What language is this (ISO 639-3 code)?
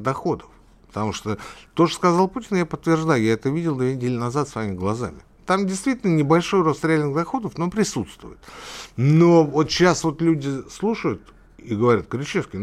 rus